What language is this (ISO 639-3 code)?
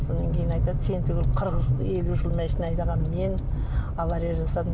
kaz